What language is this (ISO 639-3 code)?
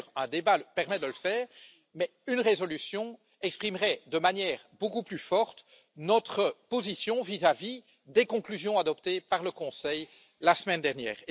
fra